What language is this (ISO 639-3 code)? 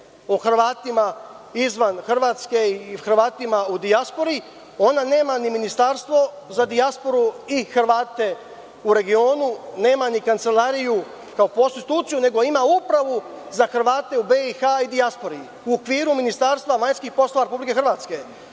srp